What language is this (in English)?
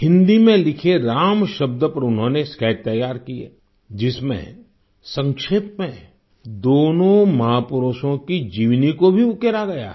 Hindi